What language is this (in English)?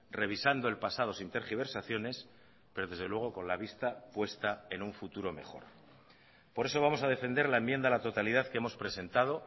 Spanish